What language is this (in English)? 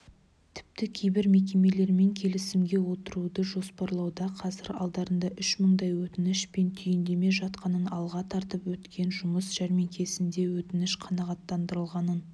Kazakh